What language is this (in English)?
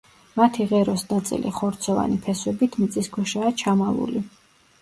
Georgian